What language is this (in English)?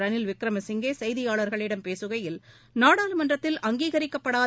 Tamil